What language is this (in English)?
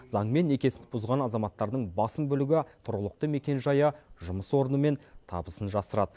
Kazakh